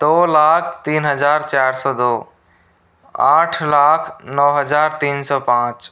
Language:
Hindi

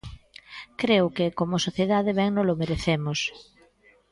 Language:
Galician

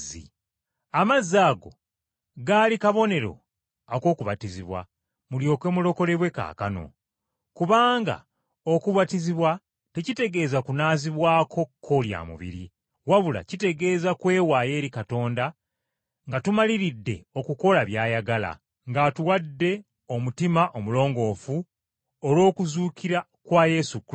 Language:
Ganda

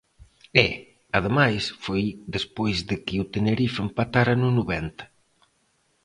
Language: Galician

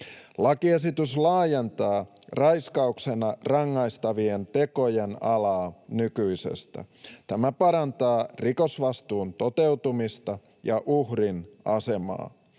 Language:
Finnish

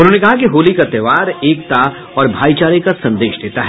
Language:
Hindi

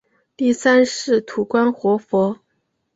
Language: Chinese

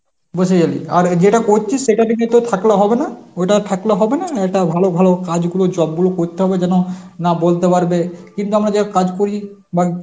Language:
Bangla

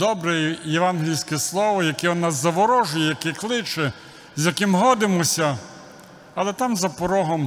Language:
Ukrainian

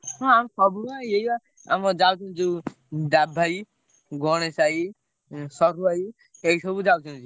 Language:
Odia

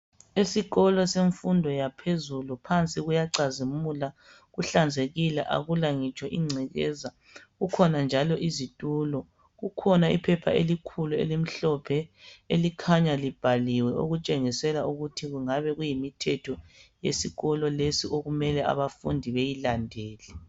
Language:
North Ndebele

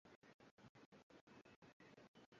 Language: Swahili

